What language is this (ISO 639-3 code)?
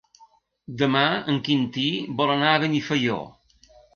cat